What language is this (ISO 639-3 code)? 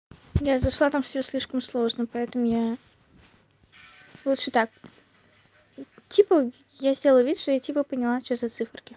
rus